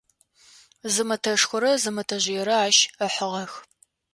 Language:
Adyghe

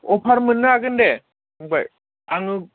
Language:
Bodo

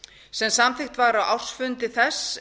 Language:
Icelandic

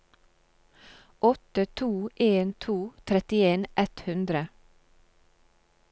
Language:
Norwegian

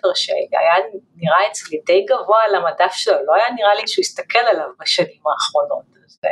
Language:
Hebrew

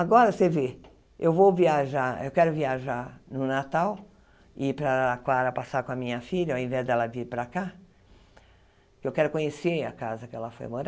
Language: Portuguese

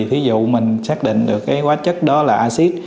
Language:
Vietnamese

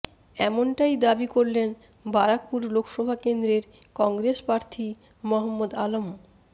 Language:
Bangla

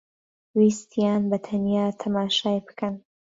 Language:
Central Kurdish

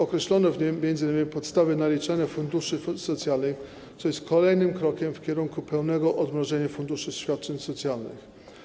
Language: Polish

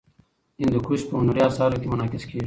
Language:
Pashto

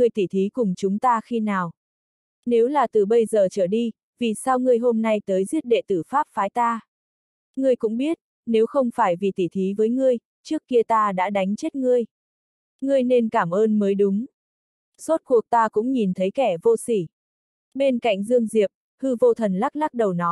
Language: Vietnamese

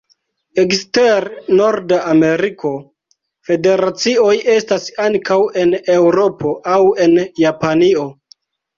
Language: Esperanto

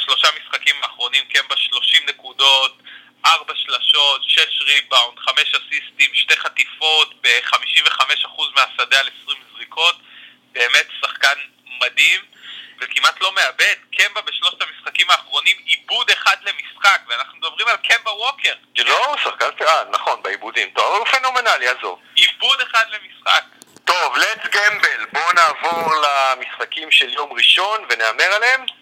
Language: Hebrew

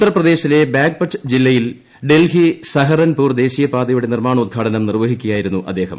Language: Malayalam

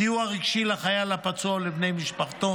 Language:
Hebrew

